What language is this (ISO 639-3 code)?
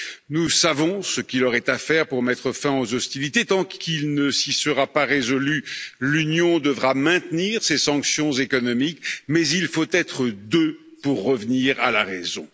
fra